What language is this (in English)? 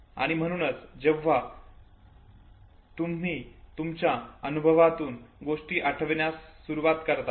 Marathi